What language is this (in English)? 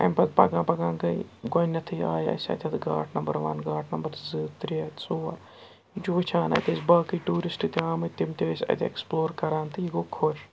Kashmiri